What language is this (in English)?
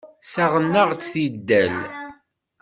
Kabyle